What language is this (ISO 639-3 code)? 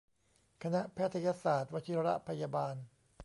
tha